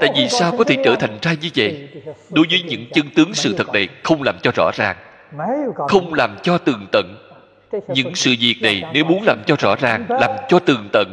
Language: Vietnamese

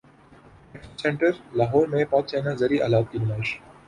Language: Urdu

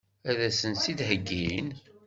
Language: Kabyle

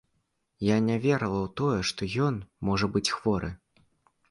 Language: Belarusian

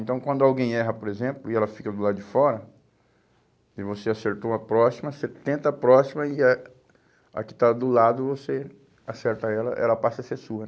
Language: Portuguese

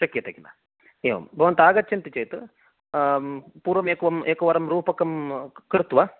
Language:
Sanskrit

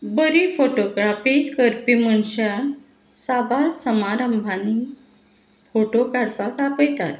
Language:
Konkani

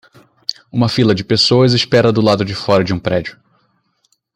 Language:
Portuguese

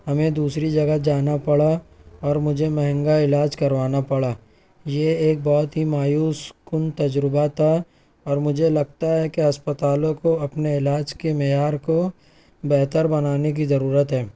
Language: Urdu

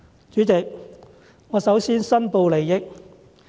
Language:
Cantonese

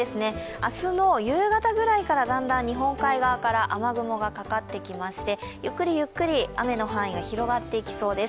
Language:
Japanese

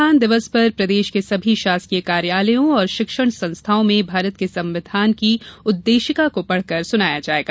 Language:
Hindi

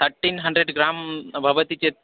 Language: Sanskrit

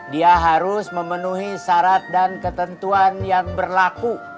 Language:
Indonesian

